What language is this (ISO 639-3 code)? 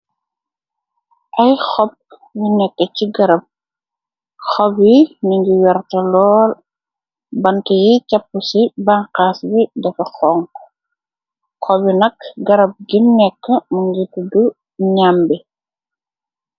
wol